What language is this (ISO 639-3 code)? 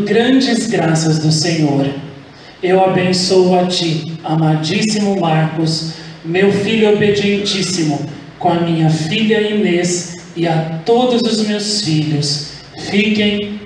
por